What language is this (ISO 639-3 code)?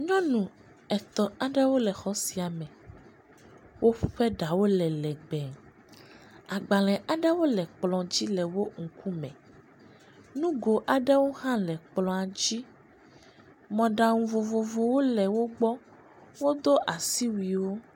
ewe